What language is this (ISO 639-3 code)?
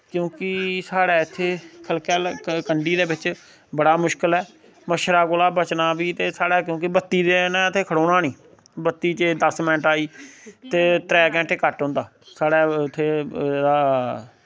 doi